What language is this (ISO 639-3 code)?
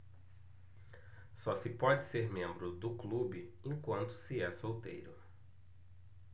por